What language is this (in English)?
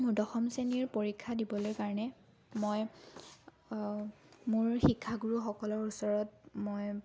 Assamese